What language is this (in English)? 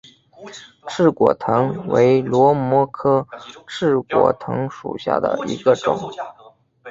Chinese